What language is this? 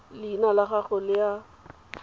Tswana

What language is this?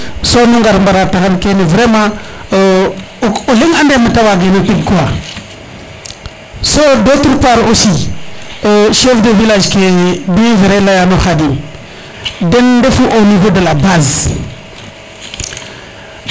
Serer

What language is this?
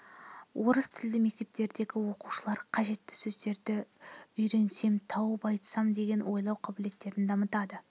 Kazakh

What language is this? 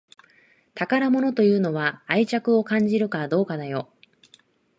Japanese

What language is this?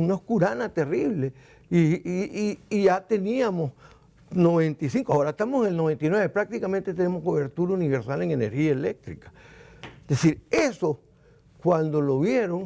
Spanish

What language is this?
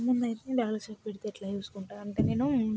Telugu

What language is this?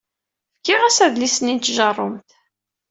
Kabyle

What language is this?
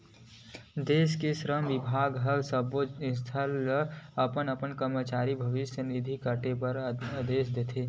Chhattisgarhi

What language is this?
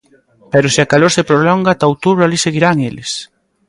Galician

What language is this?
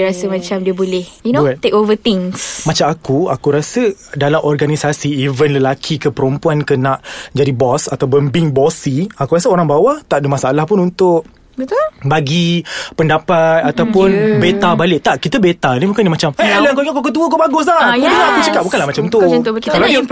Malay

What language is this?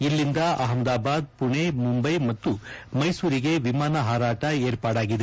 Kannada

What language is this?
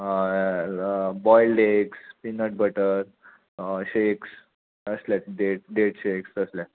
Konkani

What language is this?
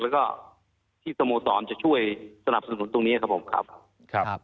Thai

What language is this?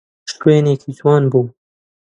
Central Kurdish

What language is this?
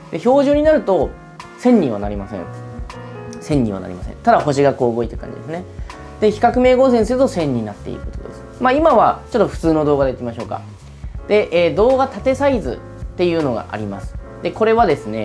Japanese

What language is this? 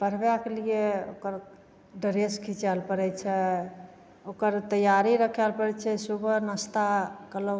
Maithili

